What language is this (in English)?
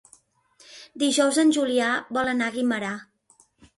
Catalan